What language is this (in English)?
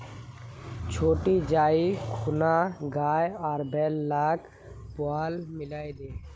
Magahi